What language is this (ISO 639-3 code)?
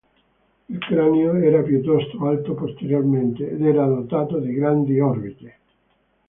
ita